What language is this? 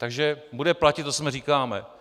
Czech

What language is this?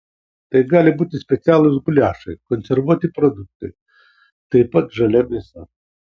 Lithuanian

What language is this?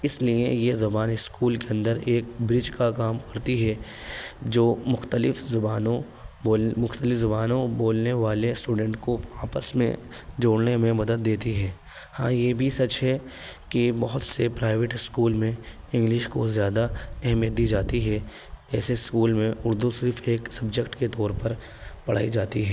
Urdu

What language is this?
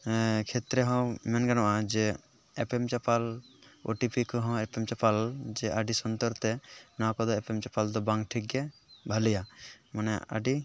Santali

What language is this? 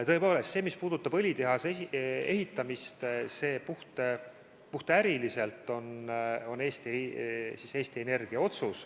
Estonian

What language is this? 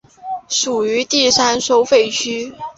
Chinese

